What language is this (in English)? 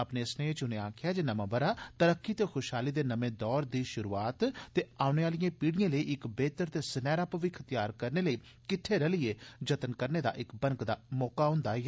Dogri